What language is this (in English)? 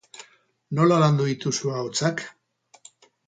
Basque